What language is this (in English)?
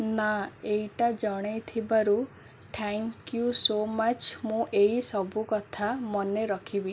Odia